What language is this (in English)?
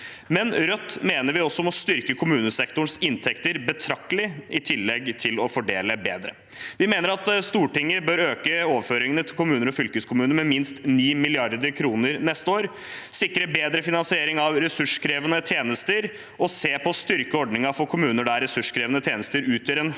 Norwegian